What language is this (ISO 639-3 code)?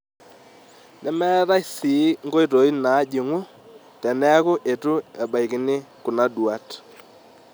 mas